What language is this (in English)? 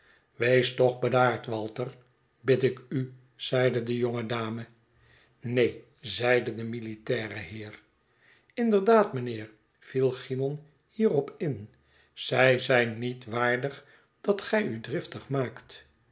Dutch